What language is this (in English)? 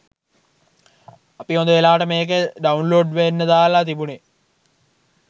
Sinhala